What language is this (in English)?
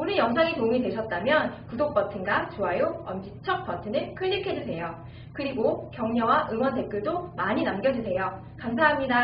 Korean